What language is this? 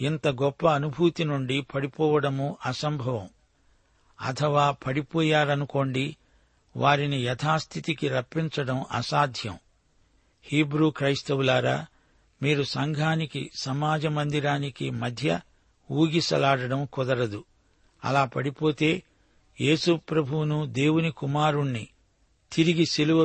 Telugu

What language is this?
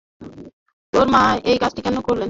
Bangla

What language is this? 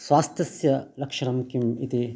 Sanskrit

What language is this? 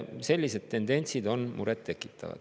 Estonian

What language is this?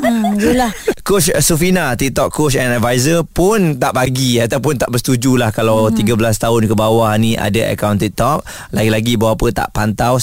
Malay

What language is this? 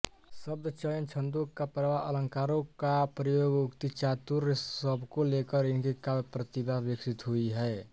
Hindi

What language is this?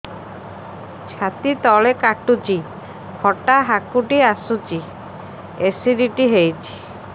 Odia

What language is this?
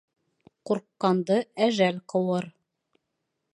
Bashkir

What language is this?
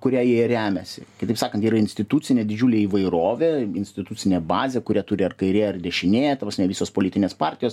Lithuanian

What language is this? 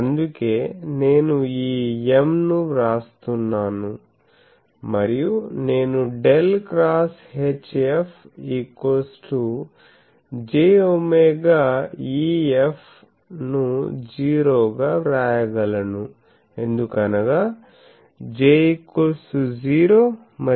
Telugu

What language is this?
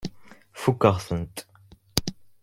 Kabyle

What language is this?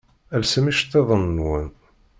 Kabyle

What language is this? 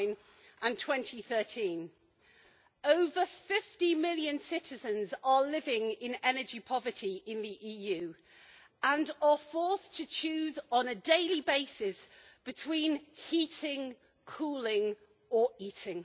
English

